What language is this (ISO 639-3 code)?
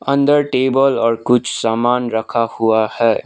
hin